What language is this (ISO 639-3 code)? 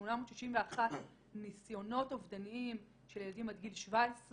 heb